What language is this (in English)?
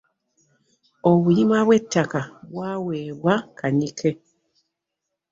Ganda